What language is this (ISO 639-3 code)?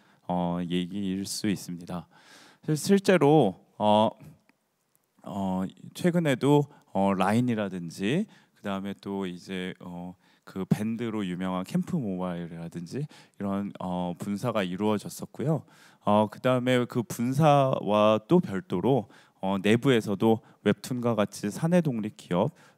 kor